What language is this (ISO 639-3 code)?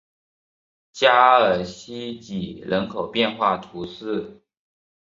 zho